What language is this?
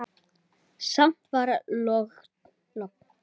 Icelandic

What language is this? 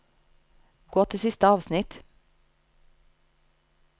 Norwegian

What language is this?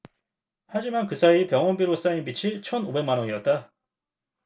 Korean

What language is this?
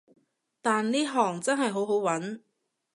Cantonese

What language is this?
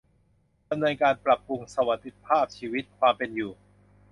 Thai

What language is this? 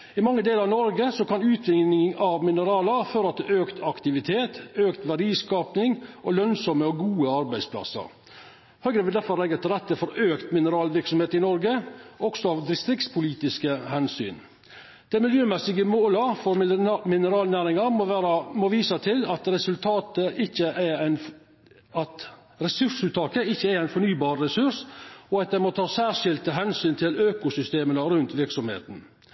Norwegian Nynorsk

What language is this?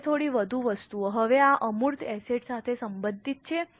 Gujarati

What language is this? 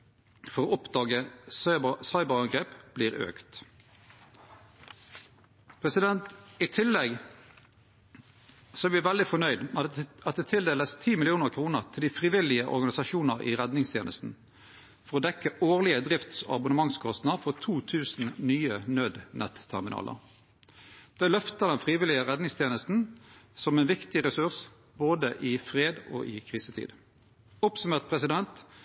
Norwegian Nynorsk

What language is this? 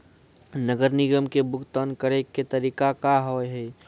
Maithili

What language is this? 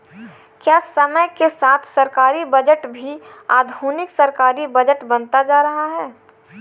Hindi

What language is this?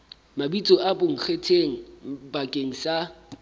Southern Sotho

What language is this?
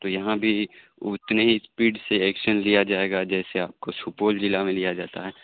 Urdu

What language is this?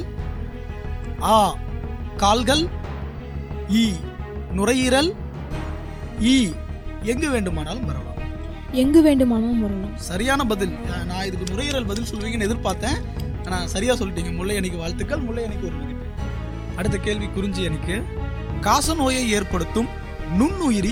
Tamil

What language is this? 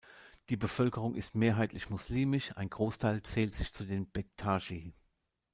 German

